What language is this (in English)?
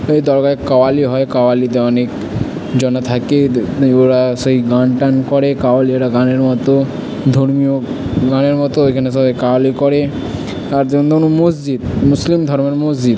Bangla